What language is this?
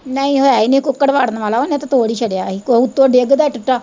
Punjabi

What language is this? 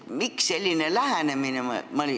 Estonian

